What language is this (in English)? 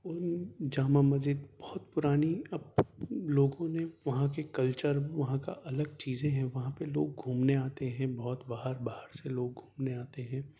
Urdu